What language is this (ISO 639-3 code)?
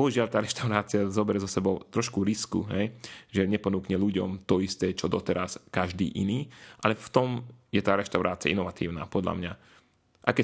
slk